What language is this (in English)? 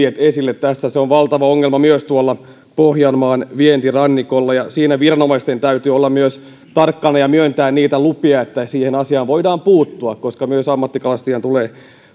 Finnish